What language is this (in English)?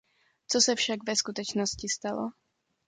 Czech